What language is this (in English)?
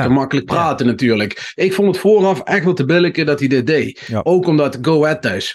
Dutch